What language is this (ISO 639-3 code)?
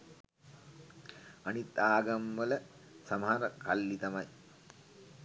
sin